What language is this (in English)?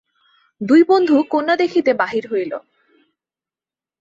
Bangla